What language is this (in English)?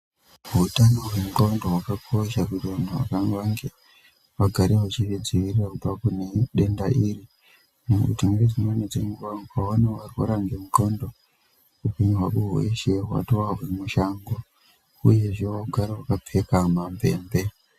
Ndau